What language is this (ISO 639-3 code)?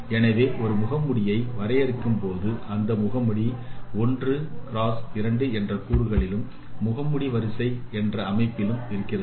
tam